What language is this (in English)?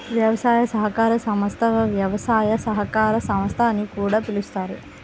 Telugu